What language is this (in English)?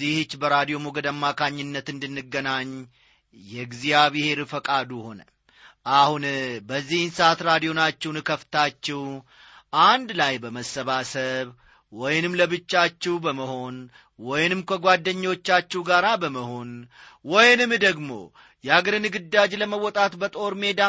Amharic